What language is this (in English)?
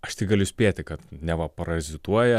Lithuanian